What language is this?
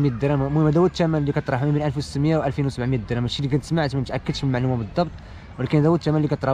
Arabic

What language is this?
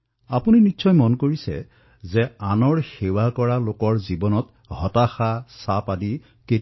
Assamese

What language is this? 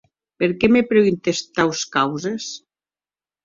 Occitan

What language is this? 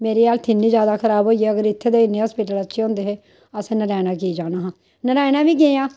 Dogri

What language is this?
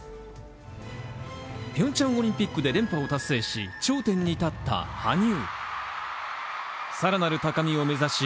Japanese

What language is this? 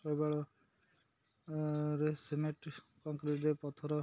Odia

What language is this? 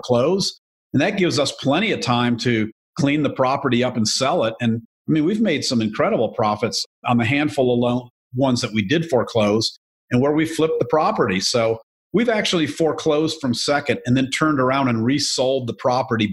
English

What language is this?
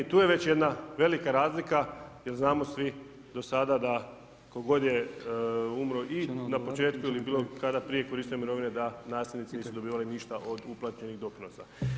Croatian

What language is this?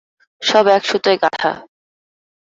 Bangla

